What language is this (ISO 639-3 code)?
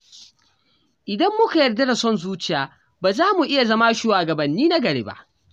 hau